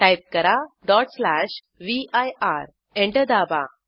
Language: Marathi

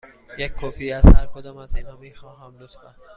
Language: Persian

